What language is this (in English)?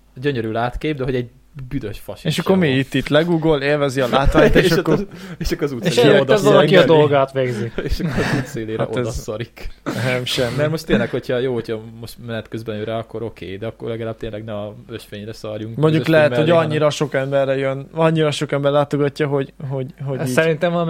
Hungarian